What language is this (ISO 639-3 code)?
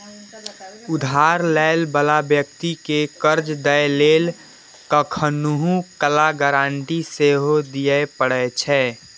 mai